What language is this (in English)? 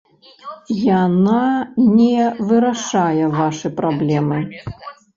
Belarusian